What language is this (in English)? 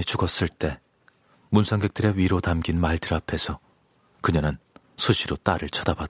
Korean